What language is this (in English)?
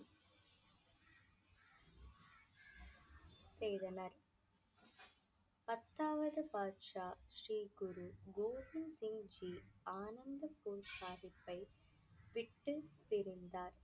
Tamil